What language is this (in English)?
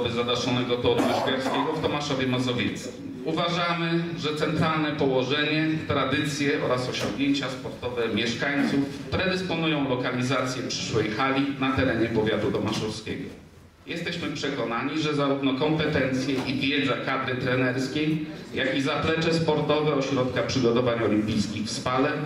Polish